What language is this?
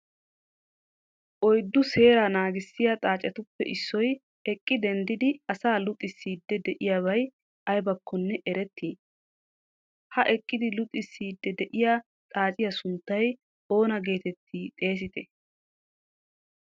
Wolaytta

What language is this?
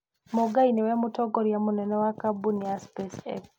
Kikuyu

